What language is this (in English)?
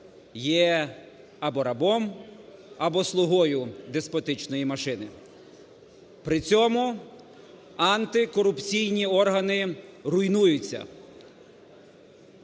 Ukrainian